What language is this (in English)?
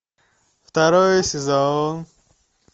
Russian